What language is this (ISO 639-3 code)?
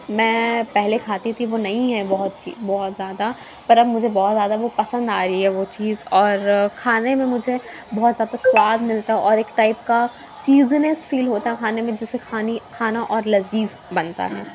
urd